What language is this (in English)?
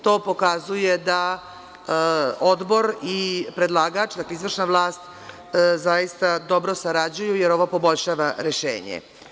Serbian